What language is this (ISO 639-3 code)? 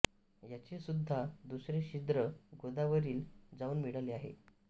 mar